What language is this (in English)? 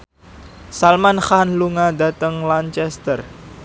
Javanese